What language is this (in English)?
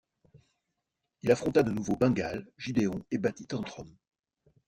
French